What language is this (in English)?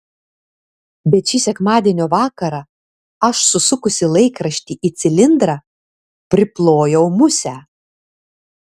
Lithuanian